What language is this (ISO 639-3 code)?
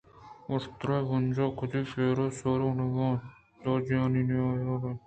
bgp